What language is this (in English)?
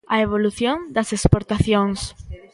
Galician